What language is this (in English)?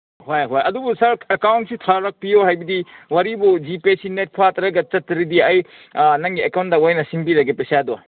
Manipuri